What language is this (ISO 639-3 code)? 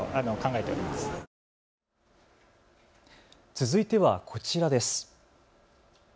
jpn